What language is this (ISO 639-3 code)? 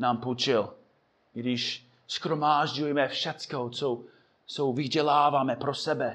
ces